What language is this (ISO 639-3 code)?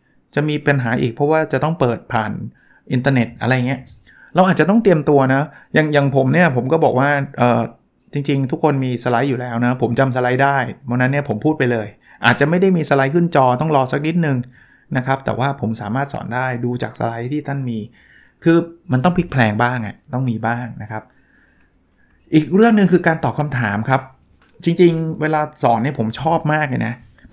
tha